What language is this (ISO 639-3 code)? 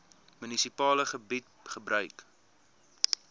afr